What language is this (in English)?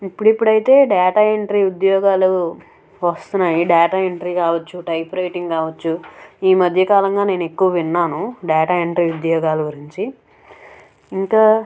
Telugu